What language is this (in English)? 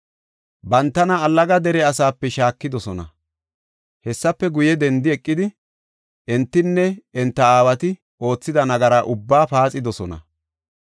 Gofa